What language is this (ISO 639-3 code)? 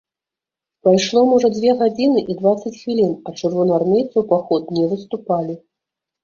bel